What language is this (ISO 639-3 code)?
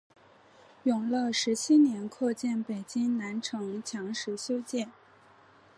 zho